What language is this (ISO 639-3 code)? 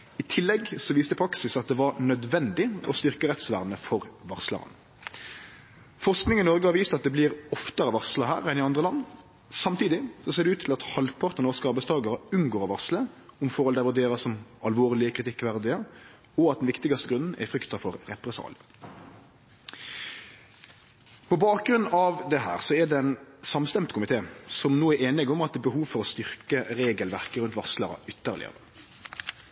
nno